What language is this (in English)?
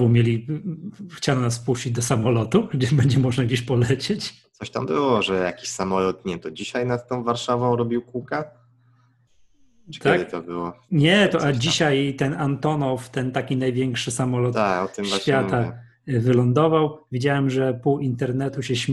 Polish